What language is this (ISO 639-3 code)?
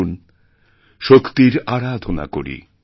ben